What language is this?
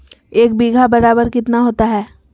Magahi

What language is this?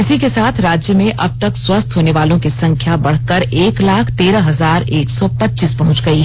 Hindi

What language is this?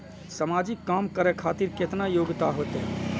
Maithili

